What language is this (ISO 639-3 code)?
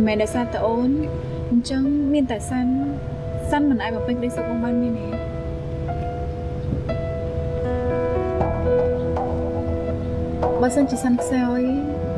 vie